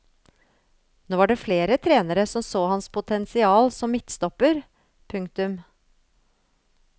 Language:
Norwegian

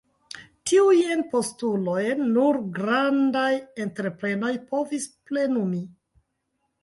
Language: Esperanto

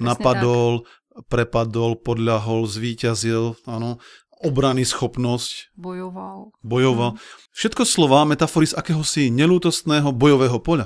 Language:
Slovak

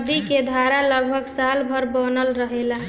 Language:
Bhojpuri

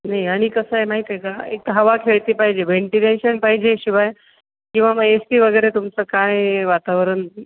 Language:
Marathi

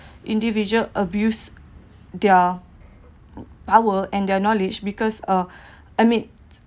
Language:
English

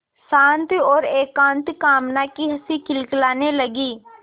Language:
Hindi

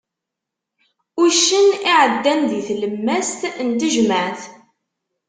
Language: Kabyle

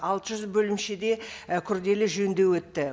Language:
Kazakh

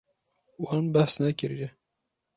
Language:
Kurdish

